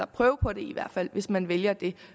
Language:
Danish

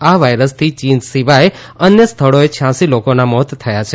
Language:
Gujarati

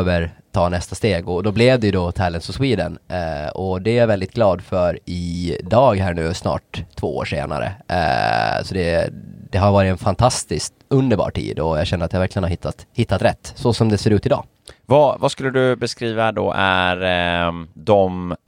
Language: Swedish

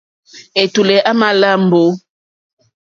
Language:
Mokpwe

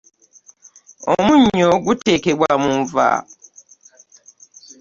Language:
Ganda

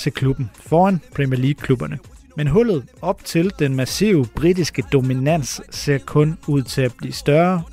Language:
Danish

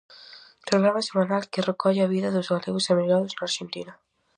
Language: Galician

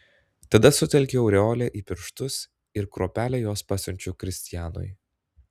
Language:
Lithuanian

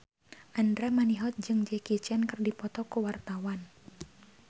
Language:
Sundanese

